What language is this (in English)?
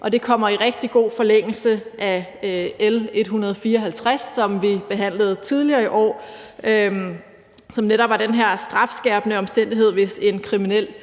Danish